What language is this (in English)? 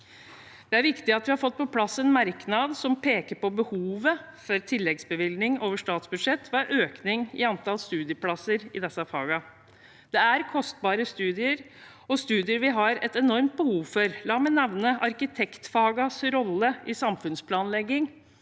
Norwegian